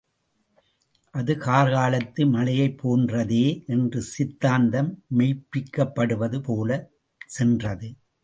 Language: Tamil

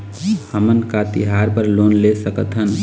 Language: Chhattisgarhi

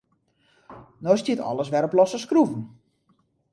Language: Western Frisian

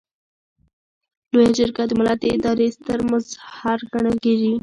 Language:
Pashto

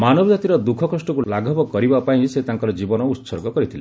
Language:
Odia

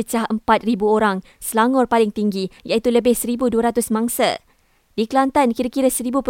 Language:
Malay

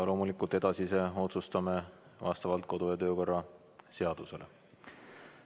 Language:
Estonian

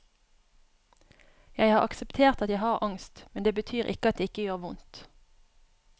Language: Norwegian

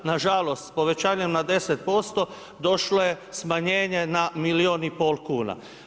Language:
Croatian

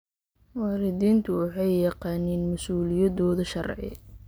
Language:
Somali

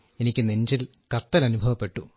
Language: Malayalam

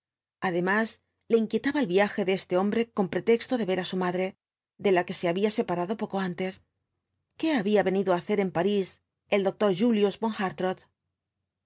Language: Spanish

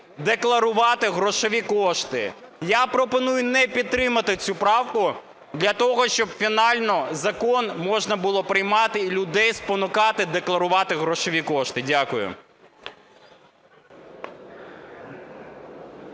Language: Ukrainian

